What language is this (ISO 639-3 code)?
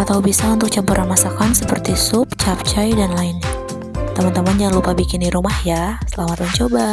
ind